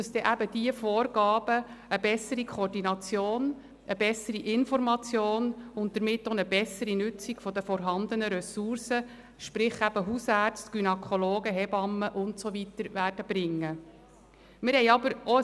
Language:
Swiss German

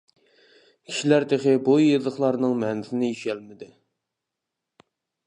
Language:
Uyghur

